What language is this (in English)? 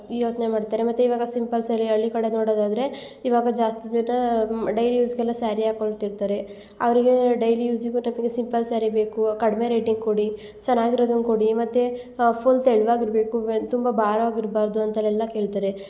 Kannada